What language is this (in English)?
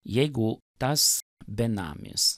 Lithuanian